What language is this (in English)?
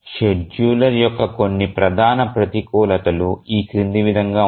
Telugu